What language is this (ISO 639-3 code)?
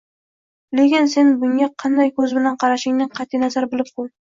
uzb